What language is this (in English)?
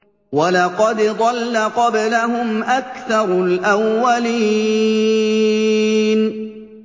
Arabic